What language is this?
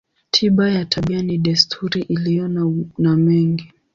Swahili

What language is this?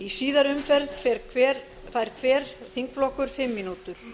Icelandic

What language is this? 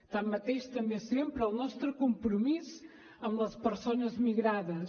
Catalan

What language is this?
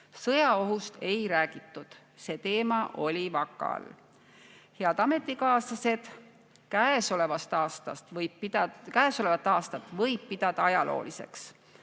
Estonian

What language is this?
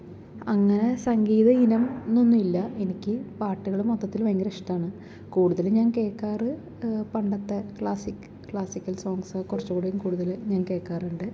Malayalam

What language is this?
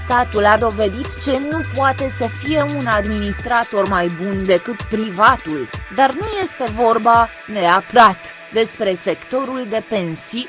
Romanian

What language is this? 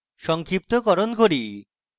Bangla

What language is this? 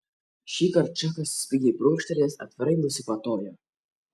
Lithuanian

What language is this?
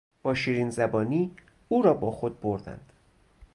Persian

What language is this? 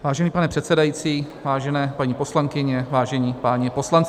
Czech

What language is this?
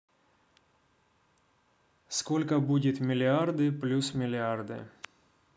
Russian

